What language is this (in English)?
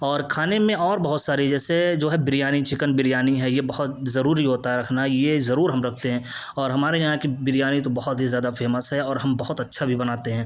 Urdu